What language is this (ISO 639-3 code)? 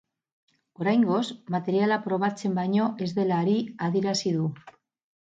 eus